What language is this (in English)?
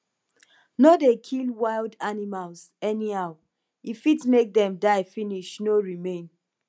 Nigerian Pidgin